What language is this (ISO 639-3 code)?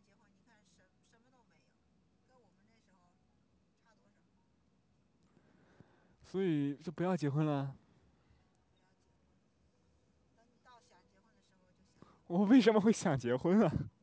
zho